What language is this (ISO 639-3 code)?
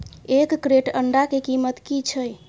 mai